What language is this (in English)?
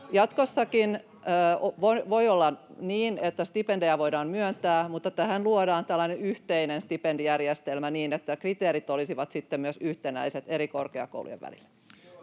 Finnish